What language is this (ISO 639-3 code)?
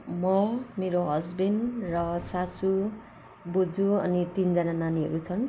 nep